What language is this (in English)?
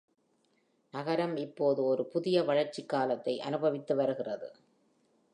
Tamil